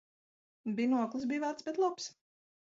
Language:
Latvian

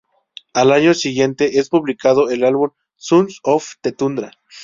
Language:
Spanish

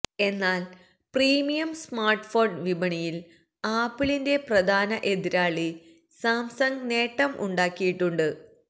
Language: Malayalam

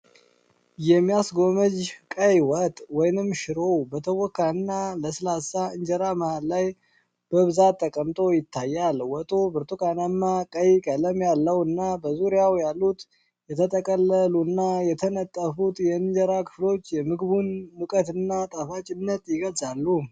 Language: Amharic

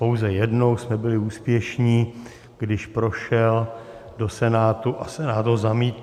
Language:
Czech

